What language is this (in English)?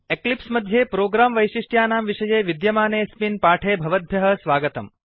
Sanskrit